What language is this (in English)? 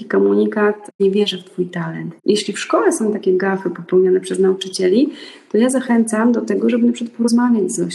Polish